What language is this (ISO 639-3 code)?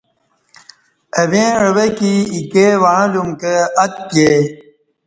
bsh